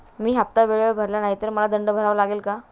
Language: Marathi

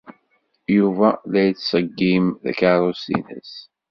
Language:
Kabyle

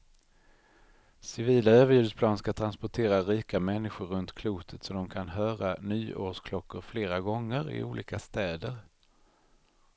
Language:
Swedish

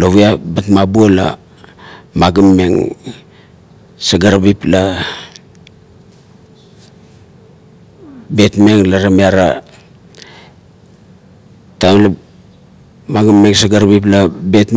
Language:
Kuot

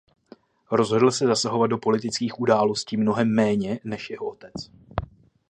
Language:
Czech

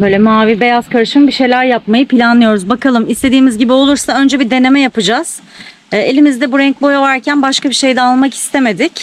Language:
Turkish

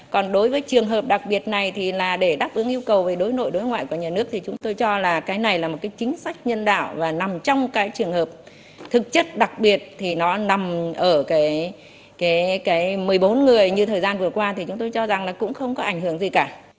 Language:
Vietnamese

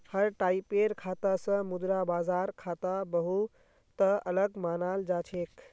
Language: Magahi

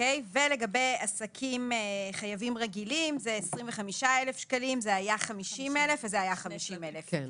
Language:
Hebrew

